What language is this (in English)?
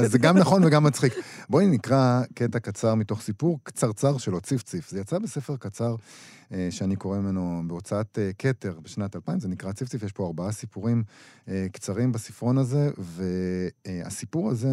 Hebrew